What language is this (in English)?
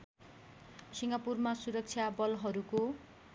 Nepali